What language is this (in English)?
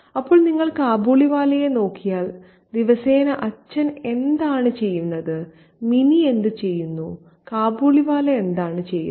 Malayalam